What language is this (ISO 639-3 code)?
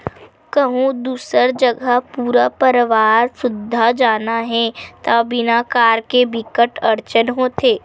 hne